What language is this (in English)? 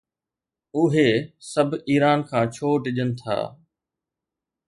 Sindhi